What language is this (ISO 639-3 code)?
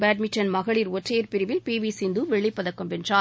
tam